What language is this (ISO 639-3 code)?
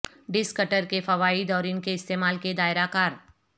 urd